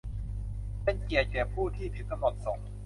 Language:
Thai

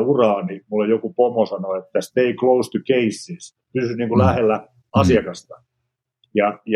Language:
Finnish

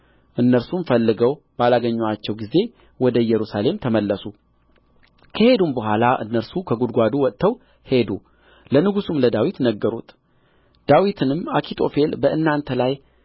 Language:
Amharic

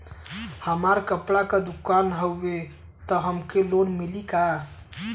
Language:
Bhojpuri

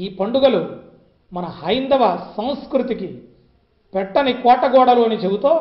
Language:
Telugu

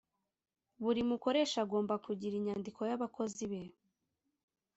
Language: Kinyarwanda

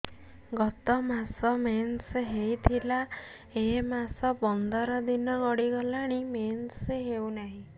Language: Odia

